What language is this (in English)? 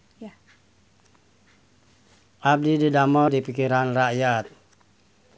Sundanese